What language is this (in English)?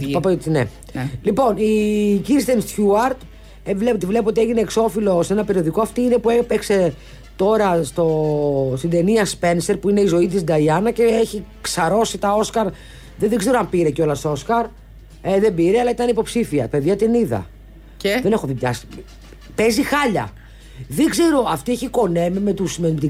Greek